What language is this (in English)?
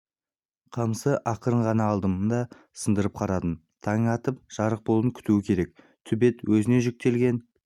Kazakh